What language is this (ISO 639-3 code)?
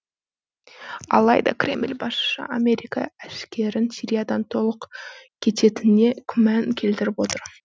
kaz